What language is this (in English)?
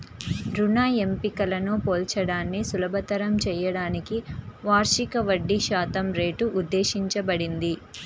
Telugu